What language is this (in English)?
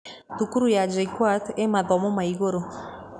Kikuyu